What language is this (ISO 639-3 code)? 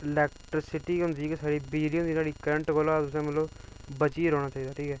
doi